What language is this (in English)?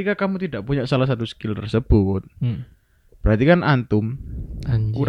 Indonesian